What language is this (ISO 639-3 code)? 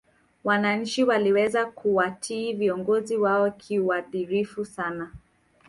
swa